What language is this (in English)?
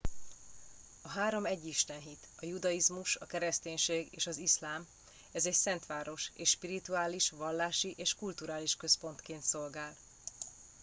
Hungarian